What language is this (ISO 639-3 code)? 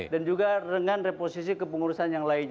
ind